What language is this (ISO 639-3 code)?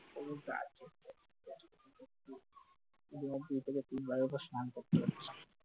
ben